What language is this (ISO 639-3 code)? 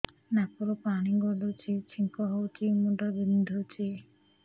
ori